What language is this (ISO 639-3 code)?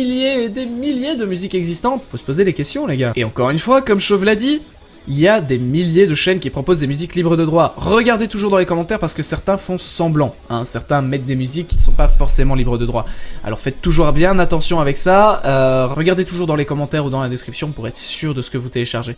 fra